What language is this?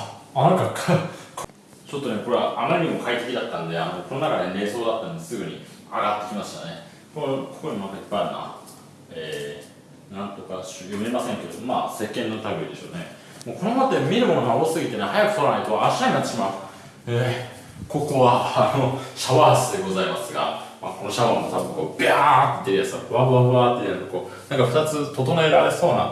Japanese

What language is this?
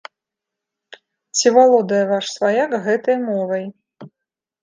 Belarusian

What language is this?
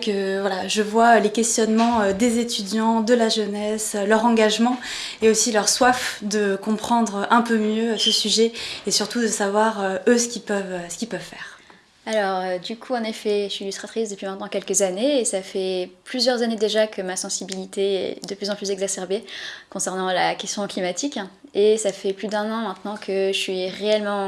French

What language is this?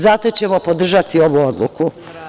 Serbian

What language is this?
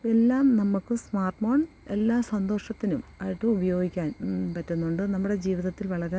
Malayalam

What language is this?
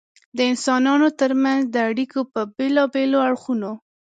Pashto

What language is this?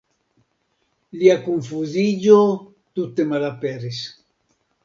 Esperanto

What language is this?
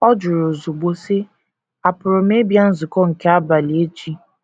Igbo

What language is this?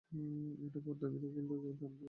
Bangla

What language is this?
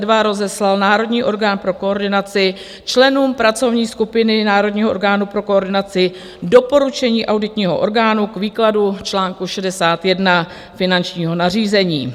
Czech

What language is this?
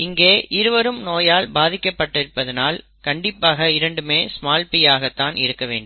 Tamil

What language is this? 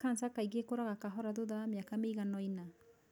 Kikuyu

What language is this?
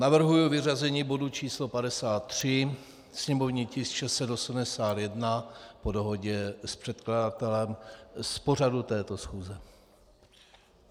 Czech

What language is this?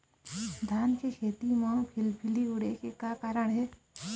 Chhattisgarhi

